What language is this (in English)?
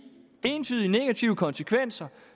Danish